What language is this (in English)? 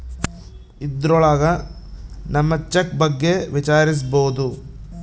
Kannada